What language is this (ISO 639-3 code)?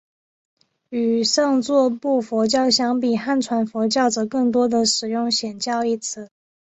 zho